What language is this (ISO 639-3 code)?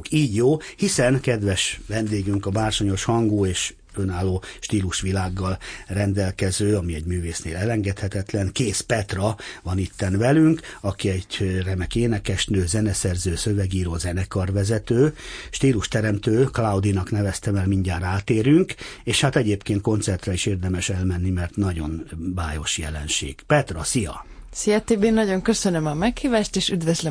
hun